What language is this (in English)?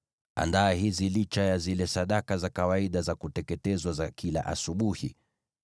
Swahili